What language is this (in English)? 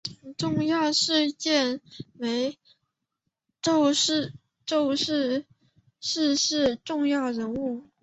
Chinese